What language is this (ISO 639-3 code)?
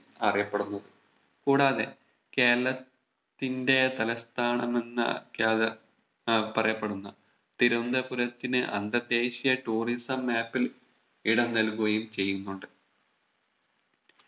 mal